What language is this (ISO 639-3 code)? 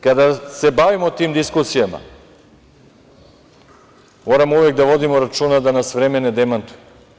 srp